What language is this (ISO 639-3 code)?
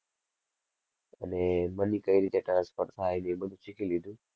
guj